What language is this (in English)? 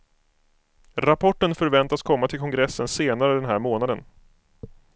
Swedish